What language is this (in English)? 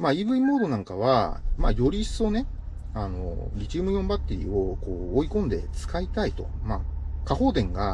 Japanese